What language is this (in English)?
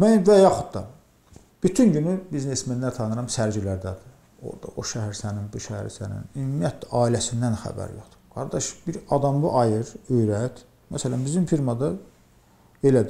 Turkish